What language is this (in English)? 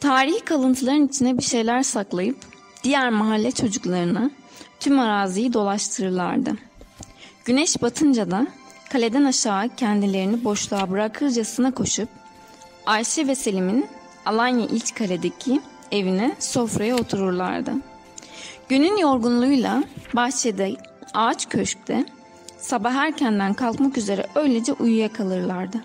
Turkish